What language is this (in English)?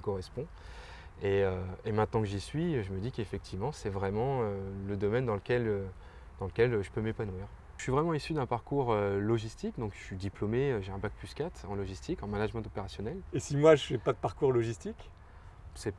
French